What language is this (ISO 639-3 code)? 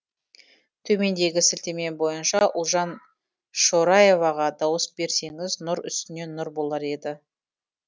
kaz